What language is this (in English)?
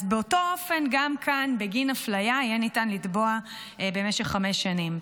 Hebrew